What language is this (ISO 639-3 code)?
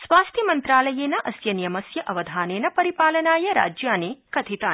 san